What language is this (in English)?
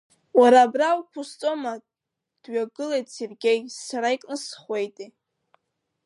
Abkhazian